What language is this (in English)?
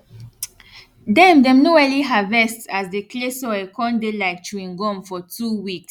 Nigerian Pidgin